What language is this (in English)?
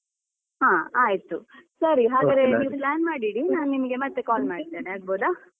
Kannada